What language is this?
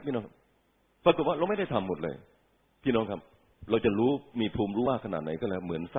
Thai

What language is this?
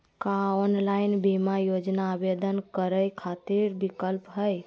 Magahi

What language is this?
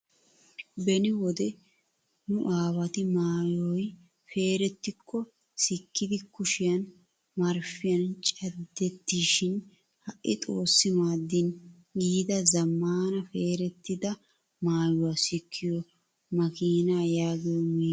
Wolaytta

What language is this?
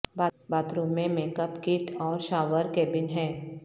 Urdu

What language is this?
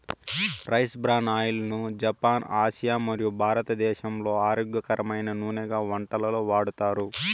Telugu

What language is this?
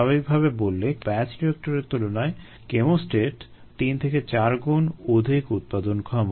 Bangla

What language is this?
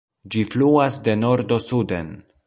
Esperanto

